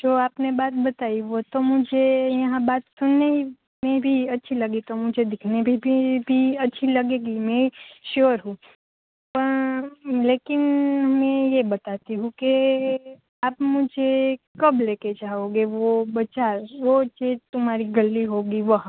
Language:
Gujarati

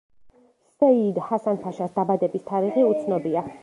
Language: Georgian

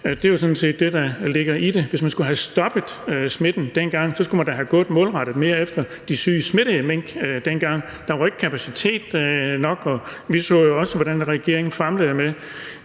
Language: Danish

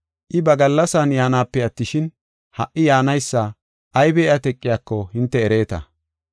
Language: Gofa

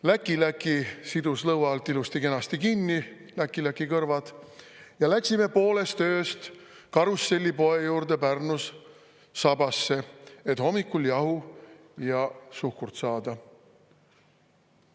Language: Estonian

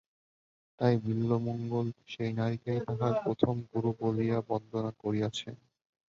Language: Bangla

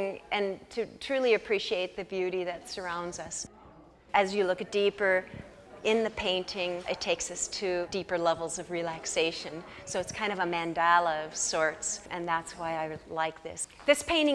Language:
English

